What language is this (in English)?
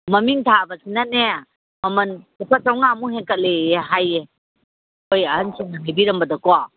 Manipuri